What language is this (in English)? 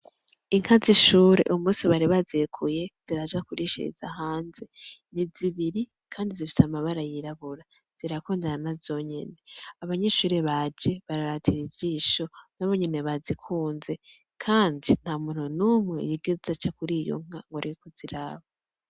Rundi